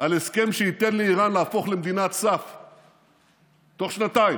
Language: Hebrew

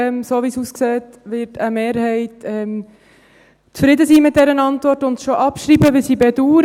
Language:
Swiss German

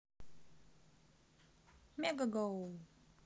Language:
Russian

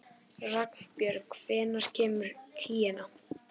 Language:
Icelandic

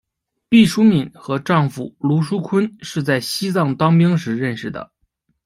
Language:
Chinese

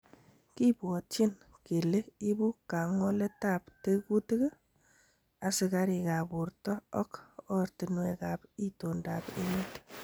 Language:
Kalenjin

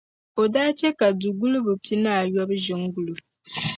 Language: Dagbani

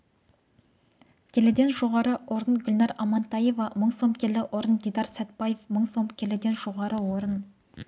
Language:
Kazakh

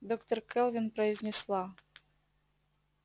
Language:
Russian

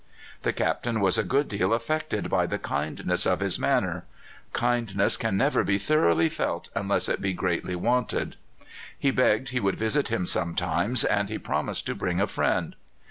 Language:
English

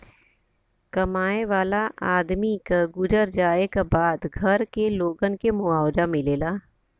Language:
Bhojpuri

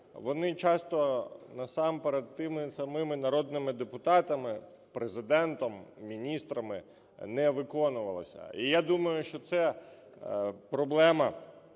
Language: Ukrainian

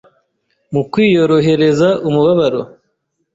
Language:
Kinyarwanda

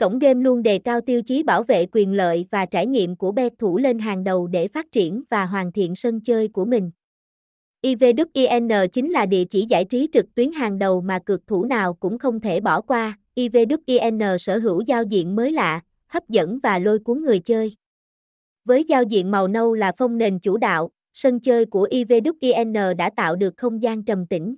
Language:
Vietnamese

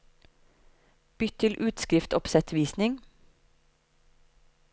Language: Norwegian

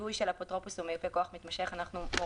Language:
Hebrew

